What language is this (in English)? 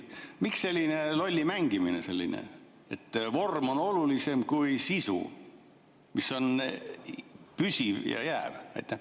Estonian